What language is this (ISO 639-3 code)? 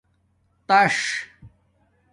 dmk